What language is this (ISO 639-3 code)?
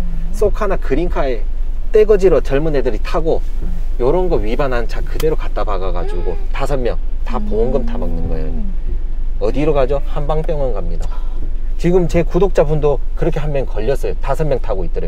kor